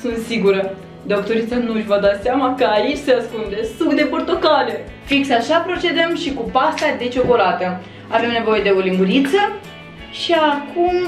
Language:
Romanian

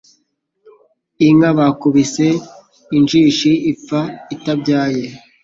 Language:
Kinyarwanda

